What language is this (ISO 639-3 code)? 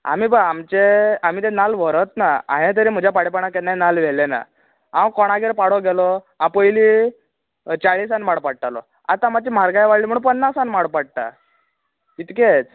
kok